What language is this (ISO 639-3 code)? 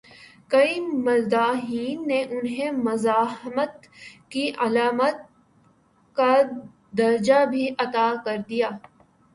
urd